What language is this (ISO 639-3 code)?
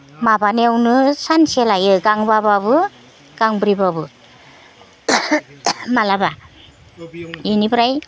brx